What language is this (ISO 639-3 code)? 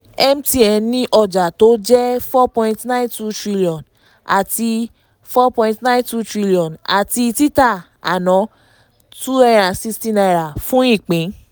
yor